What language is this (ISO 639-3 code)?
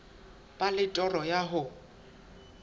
sot